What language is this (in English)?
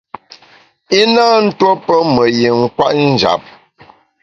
Bamun